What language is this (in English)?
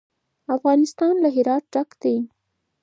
Pashto